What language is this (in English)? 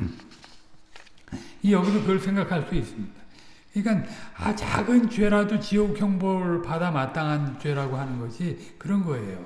Korean